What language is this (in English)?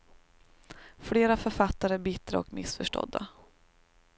Swedish